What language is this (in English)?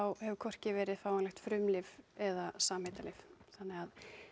Icelandic